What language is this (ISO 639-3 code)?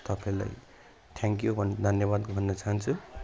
nep